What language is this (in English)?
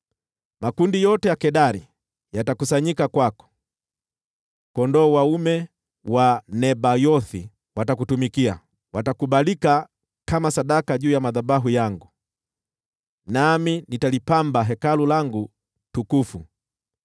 Swahili